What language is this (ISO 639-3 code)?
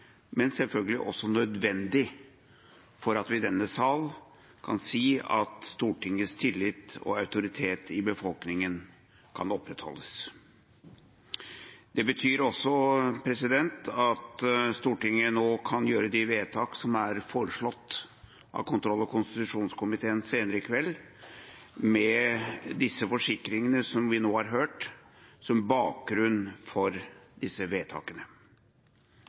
nob